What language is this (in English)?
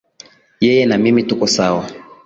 Swahili